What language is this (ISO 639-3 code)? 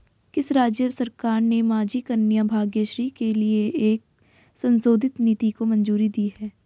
hin